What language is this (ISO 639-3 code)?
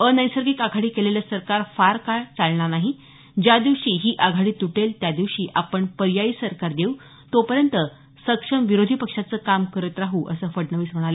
mar